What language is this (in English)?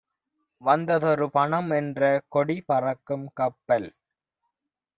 Tamil